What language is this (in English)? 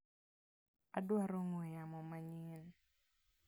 Luo (Kenya and Tanzania)